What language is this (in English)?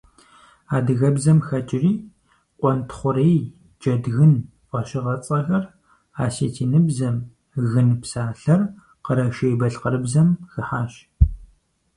Kabardian